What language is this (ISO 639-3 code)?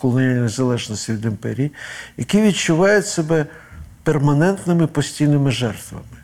ukr